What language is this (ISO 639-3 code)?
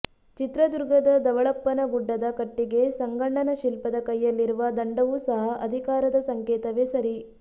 kan